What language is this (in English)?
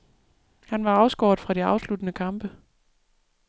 Danish